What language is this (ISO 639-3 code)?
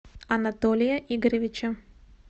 rus